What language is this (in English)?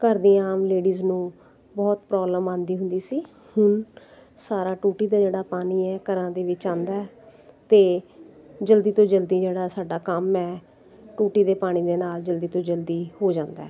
Punjabi